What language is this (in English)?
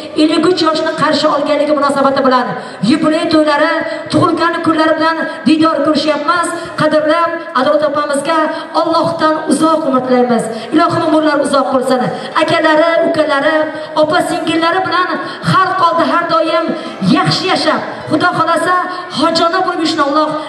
Turkish